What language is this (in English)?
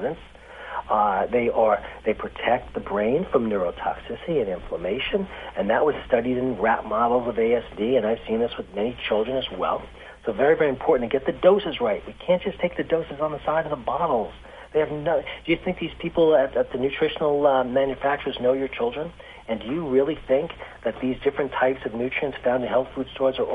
English